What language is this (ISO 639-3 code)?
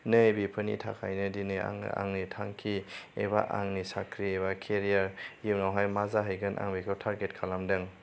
brx